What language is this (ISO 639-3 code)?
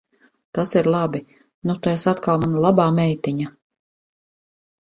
lav